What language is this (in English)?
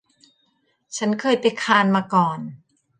Thai